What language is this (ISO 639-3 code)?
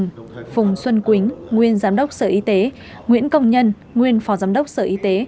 vie